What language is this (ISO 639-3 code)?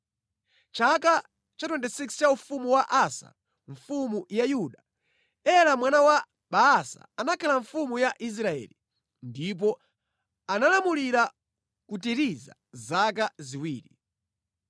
nya